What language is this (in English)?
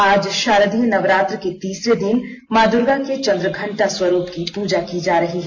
Hindi